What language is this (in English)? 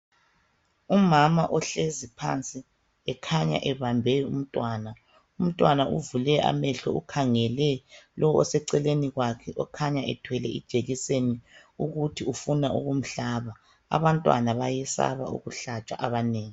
North Ndebele